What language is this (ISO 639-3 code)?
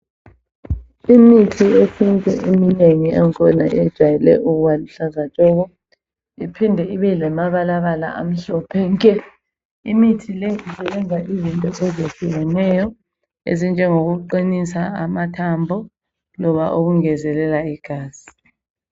nde